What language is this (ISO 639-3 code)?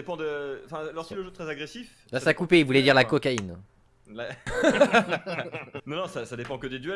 fra